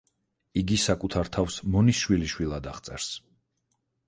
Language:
Georgian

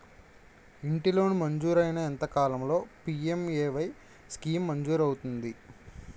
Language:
Telugu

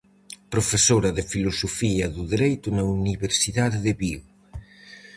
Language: Galician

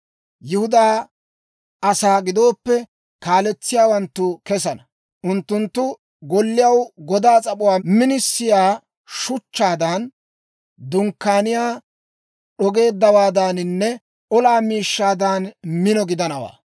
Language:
Dawro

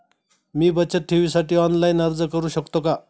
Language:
Marathi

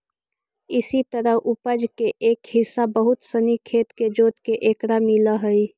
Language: Magahi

